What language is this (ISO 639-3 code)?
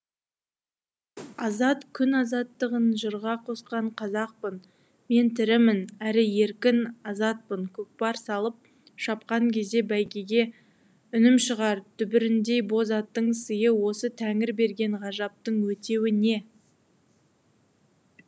kaz